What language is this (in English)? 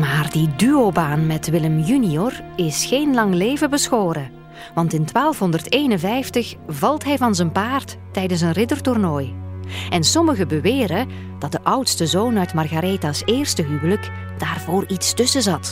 Dutch